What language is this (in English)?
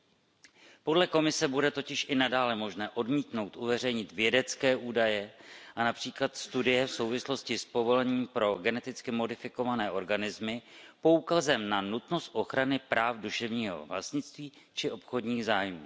Czech